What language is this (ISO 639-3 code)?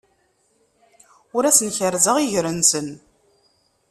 kab